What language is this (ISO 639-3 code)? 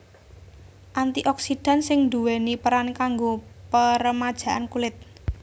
jav